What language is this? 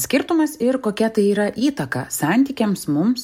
Lithuanian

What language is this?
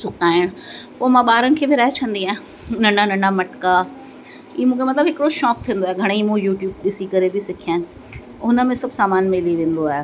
Sindhi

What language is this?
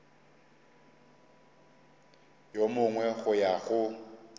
Northern Sotho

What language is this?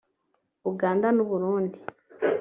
Kinyarwanda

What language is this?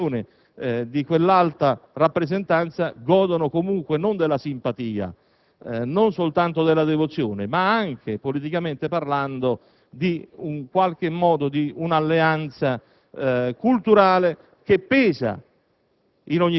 Italian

